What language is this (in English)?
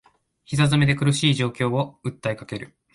Japanese